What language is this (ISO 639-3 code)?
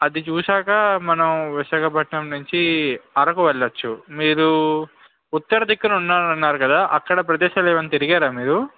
tel